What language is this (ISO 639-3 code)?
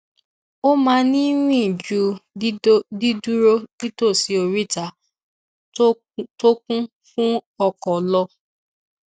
yor